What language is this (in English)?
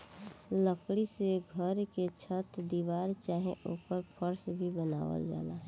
Bhojpuri